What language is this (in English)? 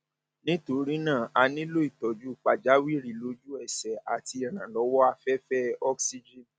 Yoruba